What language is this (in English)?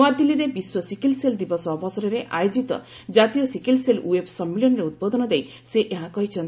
Odia